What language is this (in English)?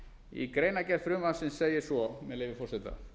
Icelandic